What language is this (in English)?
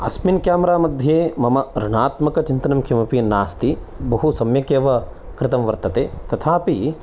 Sanskrit